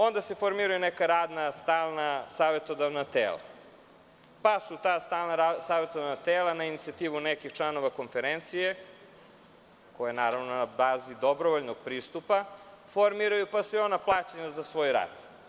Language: Serbian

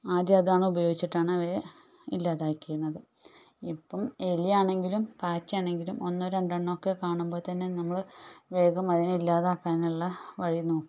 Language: Malayalam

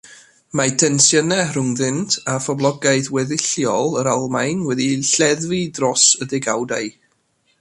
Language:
Welsh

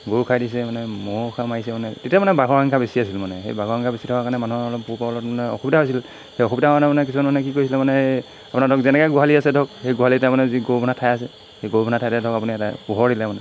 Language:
Assamese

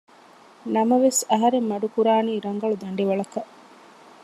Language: Divehi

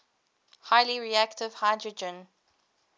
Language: English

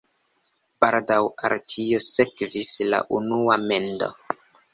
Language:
Esperanto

